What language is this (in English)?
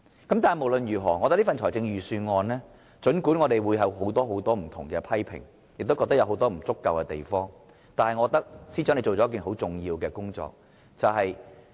Cantonese